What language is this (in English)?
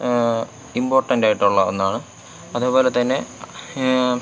Malayalam